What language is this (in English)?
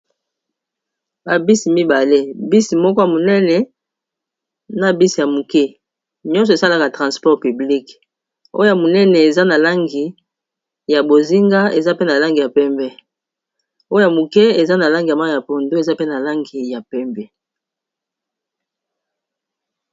Lingala